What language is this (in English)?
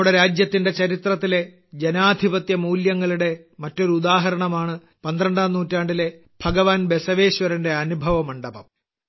Malayalam